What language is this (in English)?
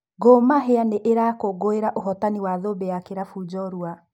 Kikuyu